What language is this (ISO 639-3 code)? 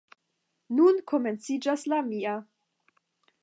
epo